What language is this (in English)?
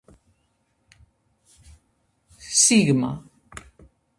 Georgian